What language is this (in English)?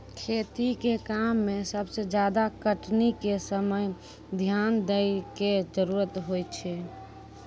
Maithili